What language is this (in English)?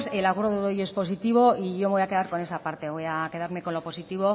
Spanish